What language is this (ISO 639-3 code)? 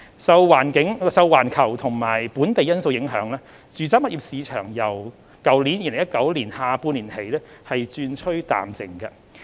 yue